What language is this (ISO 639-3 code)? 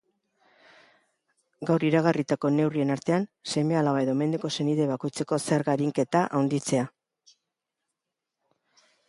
eus